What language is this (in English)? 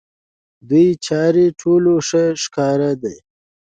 Pashto